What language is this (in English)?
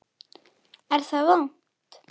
Icelandic